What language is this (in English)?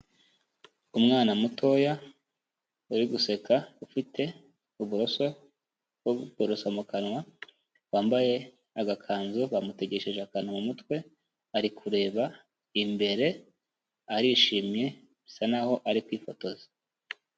Kinyarwanda